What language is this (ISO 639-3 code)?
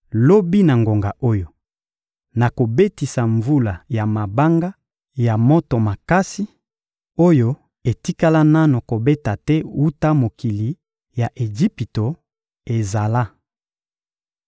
lin